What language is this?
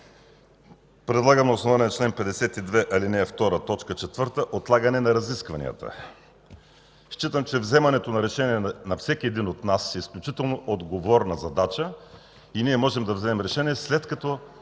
Bulgarian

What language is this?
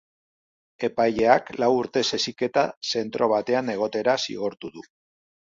Basque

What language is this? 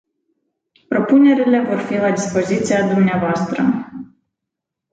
Romanian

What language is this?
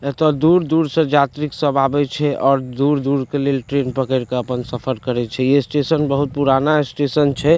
Maithili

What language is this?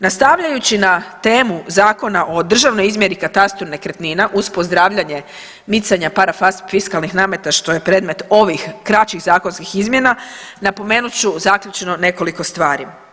Croatian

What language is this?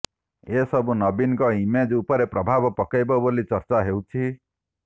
Odia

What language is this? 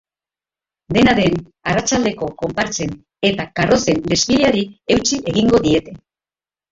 Basque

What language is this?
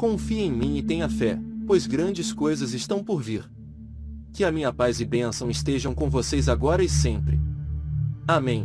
Portuguese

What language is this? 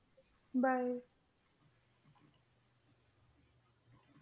Punjabi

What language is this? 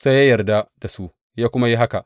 Hausa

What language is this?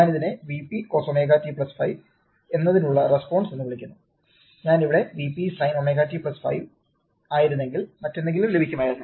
Malayalam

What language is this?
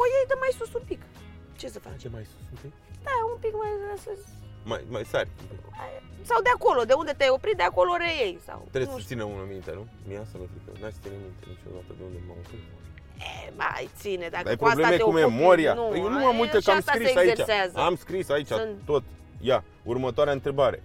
Romanian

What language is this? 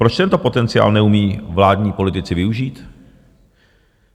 Czech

